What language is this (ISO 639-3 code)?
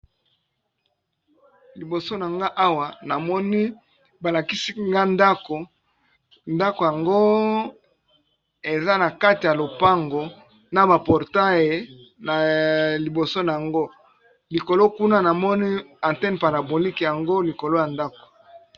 lin